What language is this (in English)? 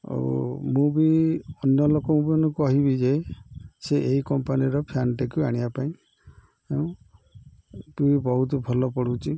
Odia